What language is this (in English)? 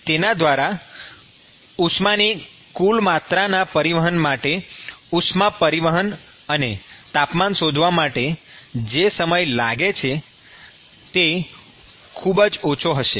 Gujarati